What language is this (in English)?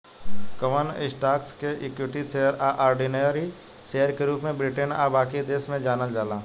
Bhojpuri